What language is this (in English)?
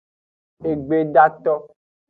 Aja (Benin)